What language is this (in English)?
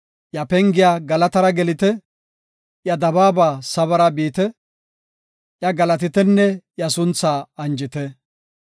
Gofa